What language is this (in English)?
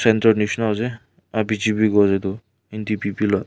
Naga Pidgin